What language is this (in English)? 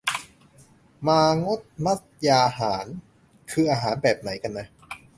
Thai